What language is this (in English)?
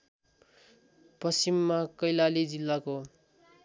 Nepali